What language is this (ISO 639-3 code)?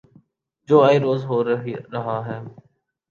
urd